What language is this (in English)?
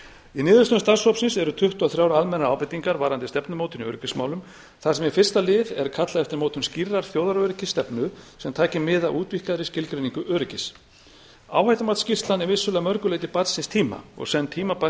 Icelandic